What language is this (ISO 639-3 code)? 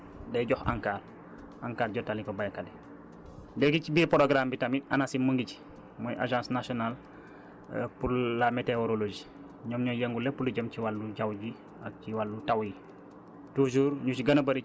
wol